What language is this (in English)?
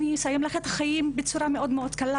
Hebrew